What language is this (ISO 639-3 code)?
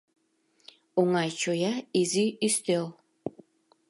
chm